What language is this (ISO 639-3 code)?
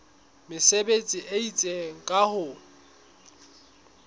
sot